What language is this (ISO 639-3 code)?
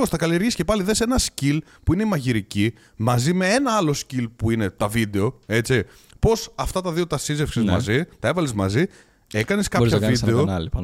ell